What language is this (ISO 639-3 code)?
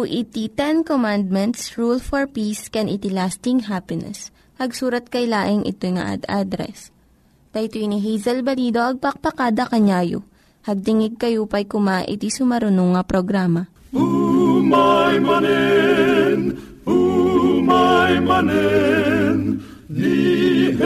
fil